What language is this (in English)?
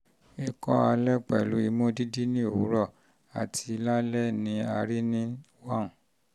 Yoruba